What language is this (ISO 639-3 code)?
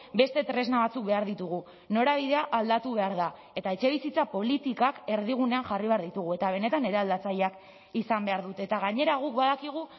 eus